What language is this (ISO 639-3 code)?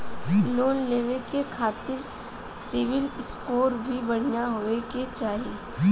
bho